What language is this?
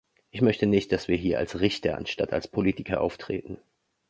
German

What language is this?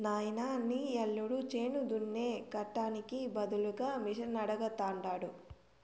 Telugu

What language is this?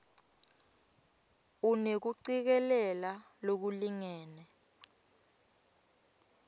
Swati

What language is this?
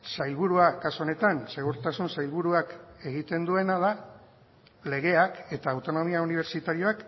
Basque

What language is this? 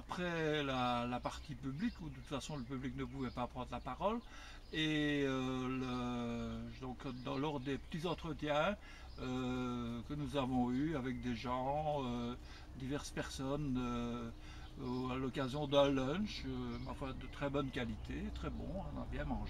French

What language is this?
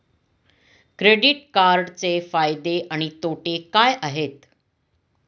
Marathi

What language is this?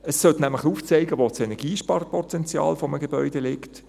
Swiss German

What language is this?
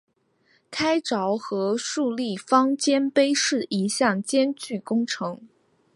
Chinese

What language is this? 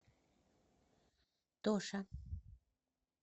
Russian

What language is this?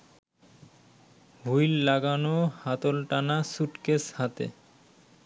Bangla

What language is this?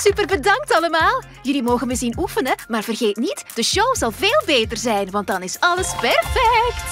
Dutch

